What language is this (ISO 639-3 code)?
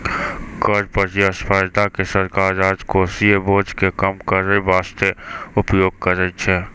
mai